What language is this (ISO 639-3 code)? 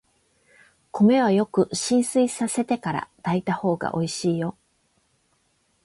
jpn